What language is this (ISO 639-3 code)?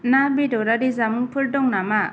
brx